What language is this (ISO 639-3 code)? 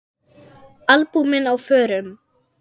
isl